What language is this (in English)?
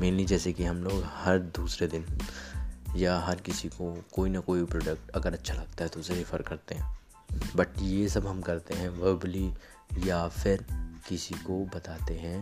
Hindi